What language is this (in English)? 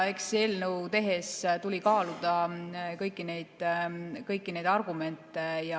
Estonian